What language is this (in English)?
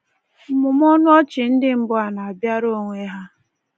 Igbo